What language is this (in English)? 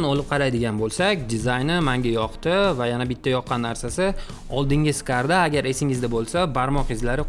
Turkish